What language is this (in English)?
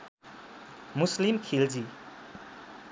Nepali